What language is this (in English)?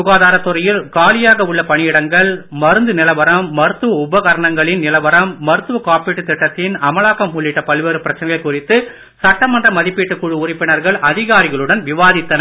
Tamil